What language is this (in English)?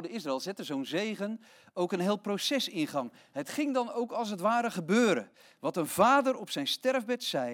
Dutch